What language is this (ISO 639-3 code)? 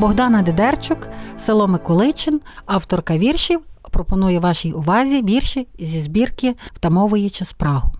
ukr